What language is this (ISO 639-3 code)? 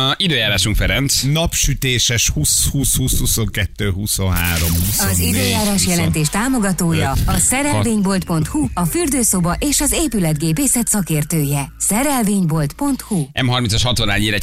hun